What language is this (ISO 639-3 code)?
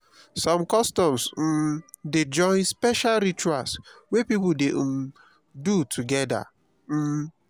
pcm